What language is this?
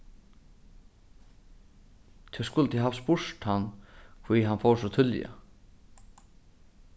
Faroese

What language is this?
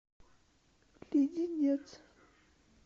Russian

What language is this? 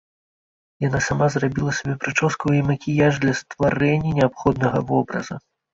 Belarusian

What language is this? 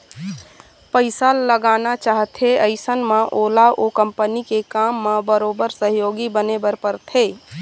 Chhattisgarhi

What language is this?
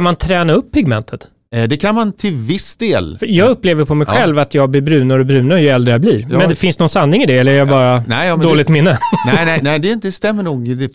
Swedish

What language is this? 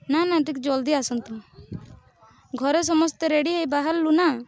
Odia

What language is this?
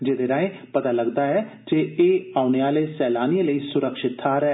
Dogri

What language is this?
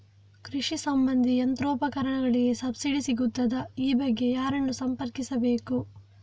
Kannada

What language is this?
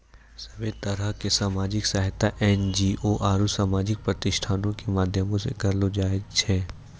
Maithili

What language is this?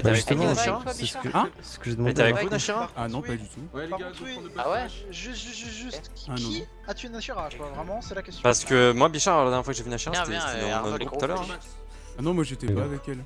French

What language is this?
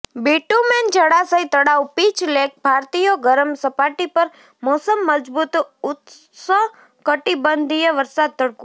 Gujarati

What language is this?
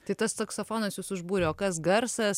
Lithuanian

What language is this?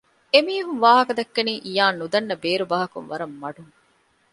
Divehi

